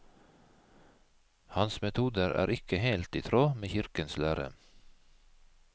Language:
Norwegian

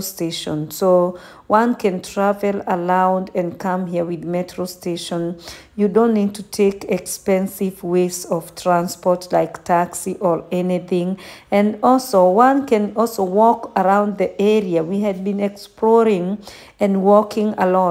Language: English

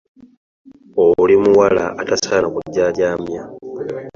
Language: Ganda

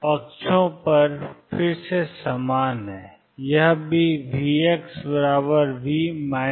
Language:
Hindi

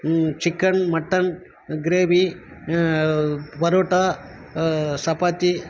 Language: Tamil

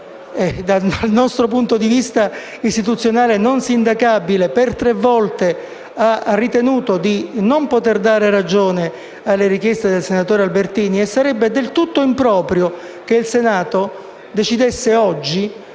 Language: Italian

